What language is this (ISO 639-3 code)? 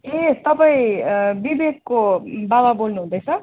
nep